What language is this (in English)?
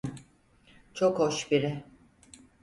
Turkish